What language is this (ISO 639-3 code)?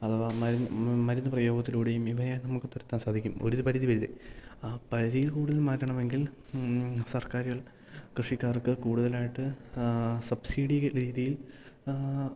mal